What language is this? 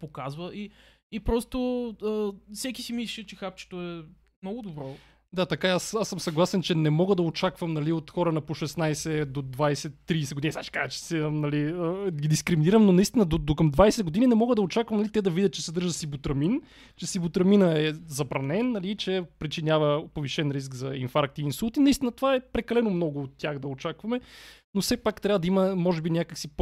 Bulgarian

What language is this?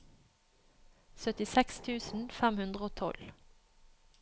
Norwegian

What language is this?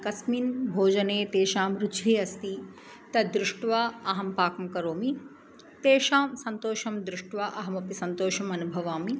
Sanskrit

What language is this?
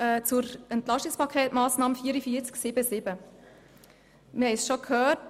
Swiss German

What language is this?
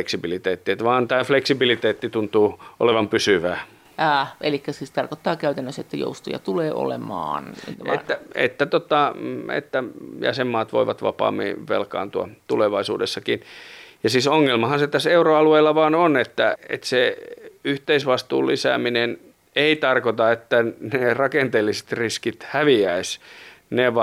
Finnish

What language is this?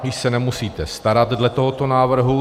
Czech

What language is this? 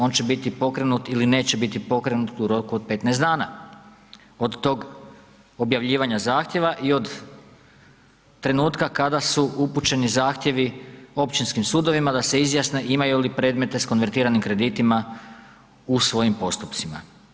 Croatian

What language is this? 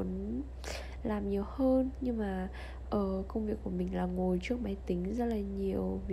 Vietnamese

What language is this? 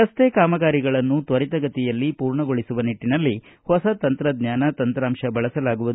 Kannada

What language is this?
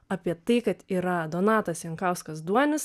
Lithuanian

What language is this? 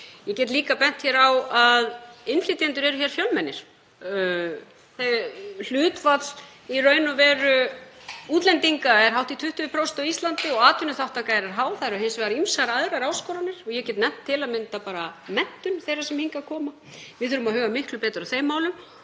Icelandic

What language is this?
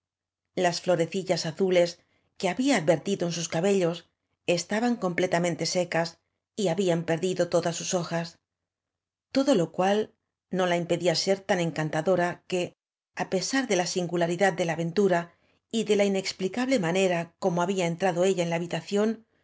Spanish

